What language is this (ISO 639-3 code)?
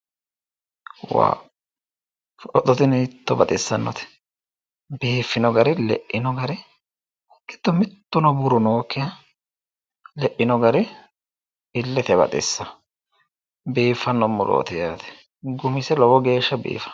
sid